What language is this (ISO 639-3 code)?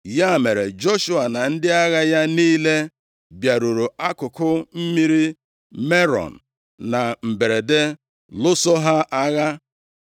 ibo